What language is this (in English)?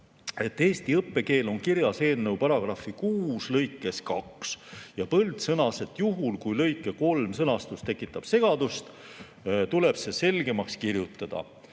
Estonian